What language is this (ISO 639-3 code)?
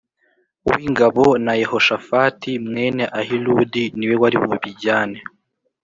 kin